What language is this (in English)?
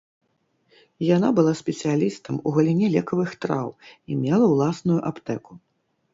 Belarusian